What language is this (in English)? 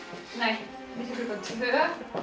Icelandic